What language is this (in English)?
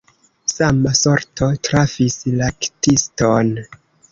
Esperanto